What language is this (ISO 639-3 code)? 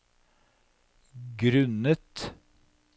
nor